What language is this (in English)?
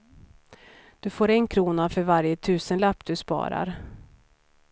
Swedish